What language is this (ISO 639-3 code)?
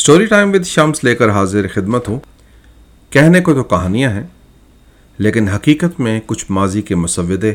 urd